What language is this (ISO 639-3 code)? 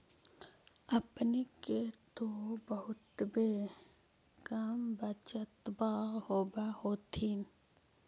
mag